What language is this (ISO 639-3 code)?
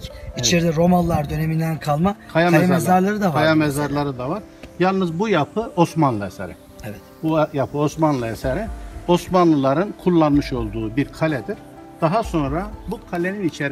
tur